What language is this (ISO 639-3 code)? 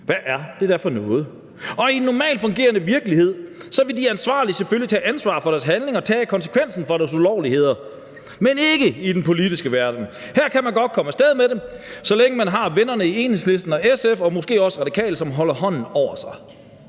dan